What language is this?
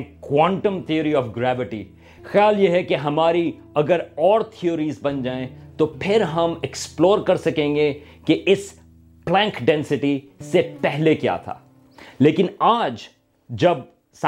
Urdu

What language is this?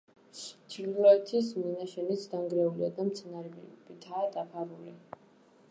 Georgian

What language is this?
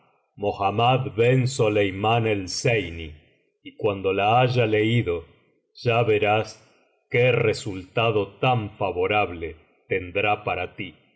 Spanish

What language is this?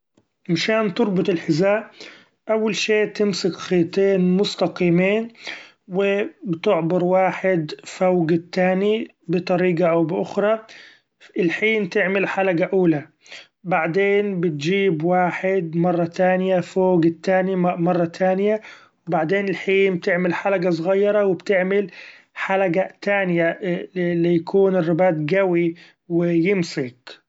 Gulf Arabic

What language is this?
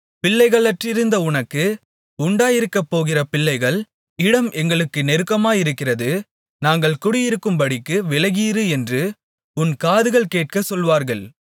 Tamil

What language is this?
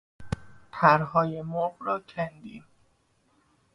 Persian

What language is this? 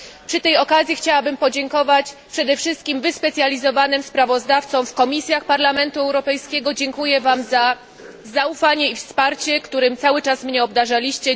Polish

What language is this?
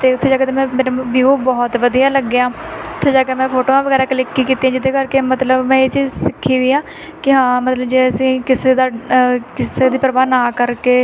Punjabi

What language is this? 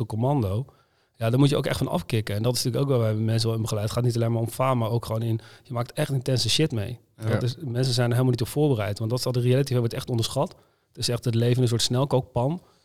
Dutch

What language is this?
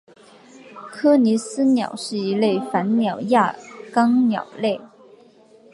Chinese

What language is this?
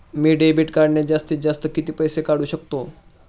Marathi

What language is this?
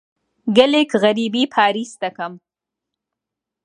Central Kurdish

